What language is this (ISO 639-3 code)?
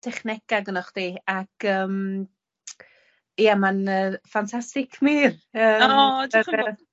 cym